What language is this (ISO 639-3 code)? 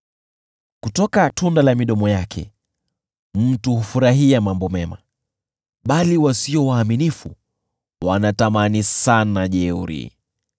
swa